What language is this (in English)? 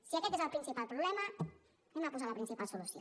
Catalan